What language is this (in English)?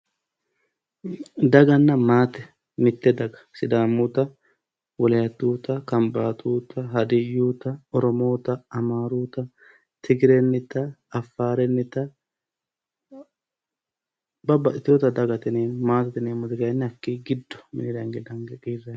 Sidamo